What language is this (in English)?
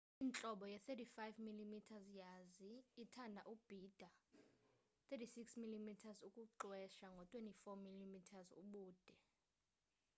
Xhosa